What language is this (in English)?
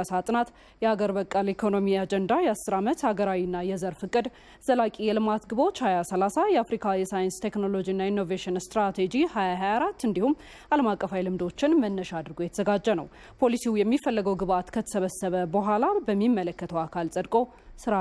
Romanian